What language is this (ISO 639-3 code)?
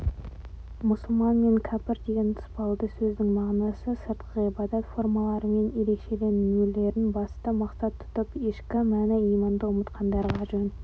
kaz